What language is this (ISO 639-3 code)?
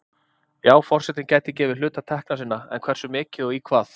isl